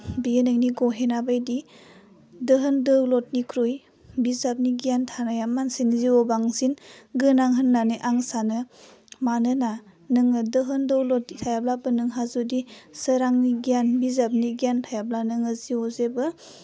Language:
Bodo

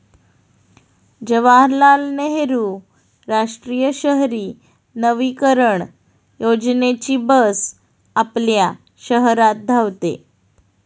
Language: Marathi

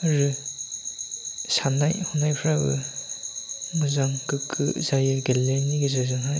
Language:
Bodo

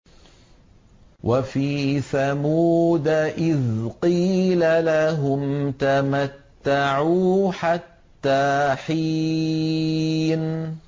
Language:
Arabic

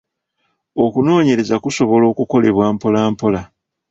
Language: Ganda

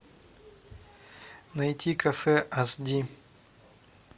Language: Russian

